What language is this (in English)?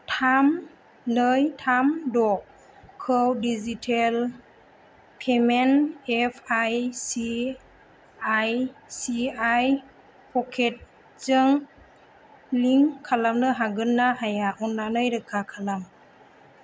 Bodo